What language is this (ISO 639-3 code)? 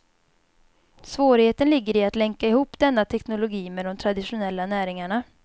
swe